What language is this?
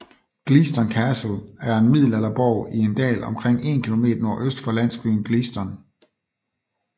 Danish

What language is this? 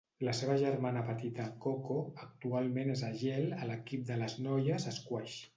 Catalan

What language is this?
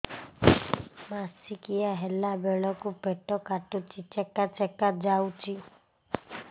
Odia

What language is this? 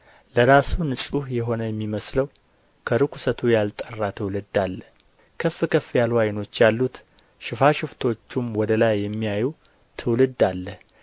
Amharic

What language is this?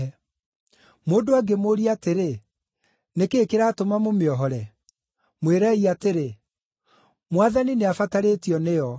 Kikuyu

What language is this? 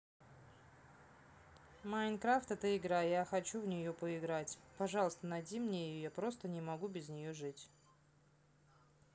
Russian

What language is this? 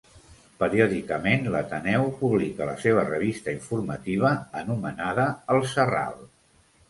Catalan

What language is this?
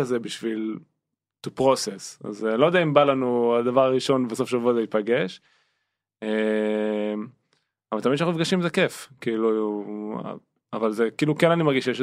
Hebrew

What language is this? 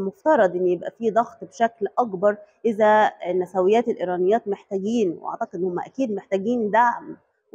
Arabic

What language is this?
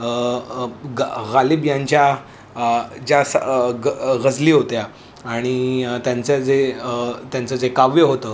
Marathi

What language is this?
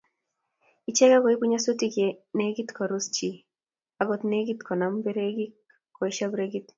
Kalenjin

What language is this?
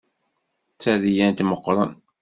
Kabyle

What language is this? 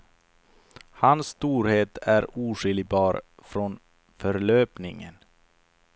Swedish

